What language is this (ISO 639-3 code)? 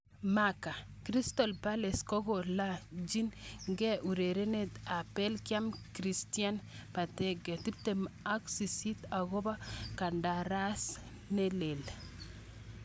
kln